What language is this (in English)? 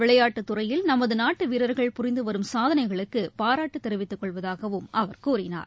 Tamil